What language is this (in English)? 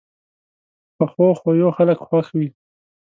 Pashto